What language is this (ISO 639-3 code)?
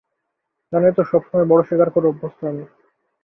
ben